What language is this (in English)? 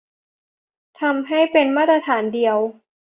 Thai